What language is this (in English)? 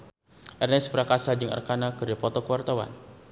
Sundanese